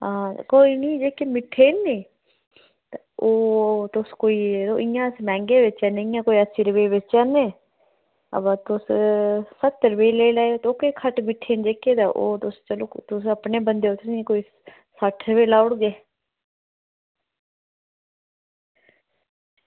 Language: Dogri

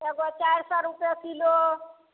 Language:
Maithili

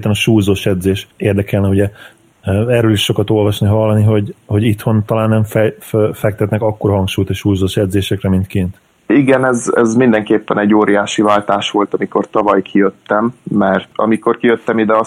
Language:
Hungarian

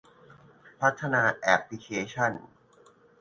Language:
Thai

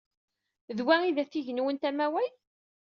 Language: Kabyle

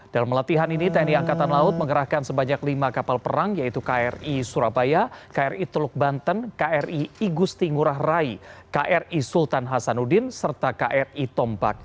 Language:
Indonesian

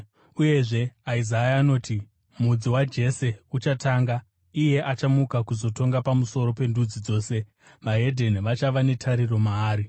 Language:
Shona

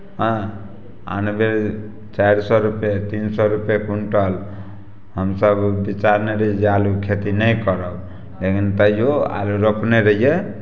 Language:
Maithili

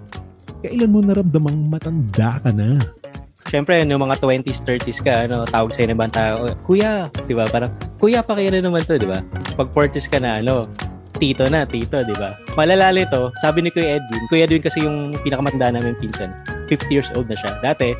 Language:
Filipino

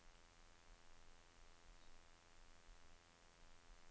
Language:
Norwegian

